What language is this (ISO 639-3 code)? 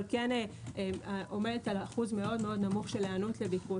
heb